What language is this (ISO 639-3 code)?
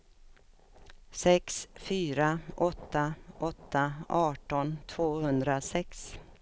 swe